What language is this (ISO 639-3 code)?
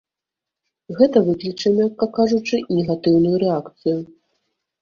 bel